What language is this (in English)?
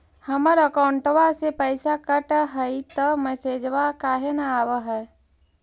Magahi